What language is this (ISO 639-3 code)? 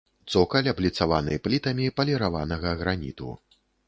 bel